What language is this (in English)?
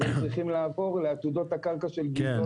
Hebrew